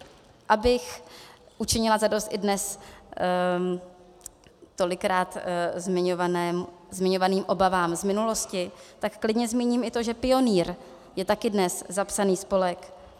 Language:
Czech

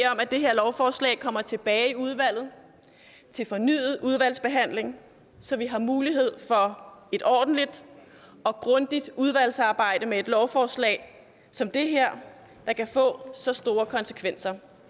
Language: Danish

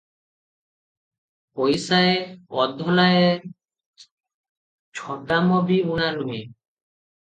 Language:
Odia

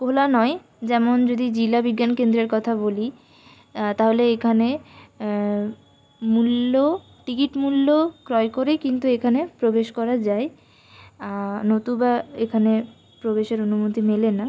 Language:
Bangla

